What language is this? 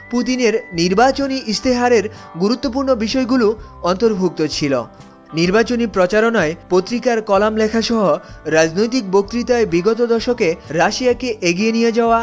Bangla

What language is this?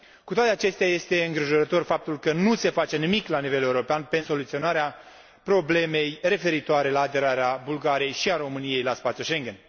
Romanian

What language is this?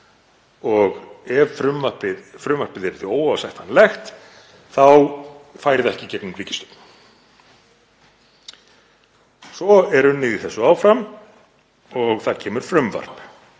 Icelandic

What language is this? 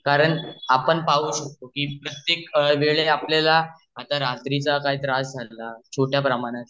Marathi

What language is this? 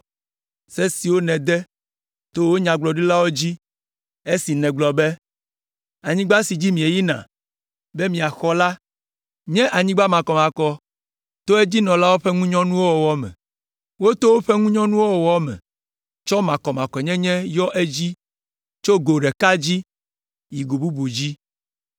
Ewe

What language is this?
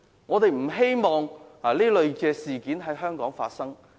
Cantonese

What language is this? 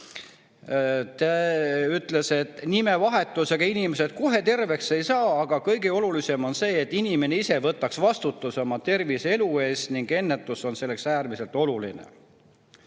Estonian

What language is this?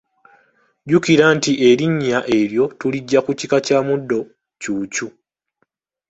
Ganda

